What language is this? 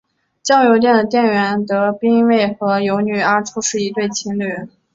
Chinese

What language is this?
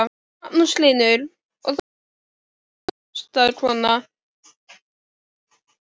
Icelandic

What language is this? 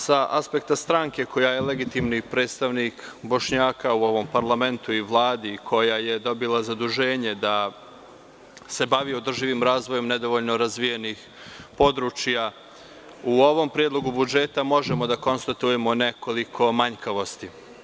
Serbian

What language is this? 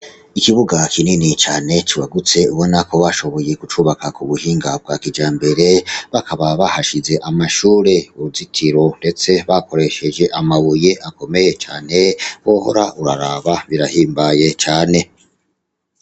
Rundi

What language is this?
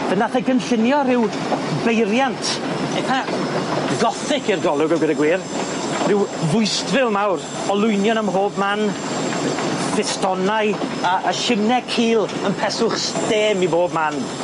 Welsh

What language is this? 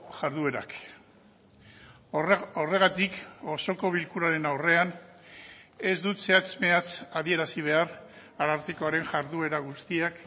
Basque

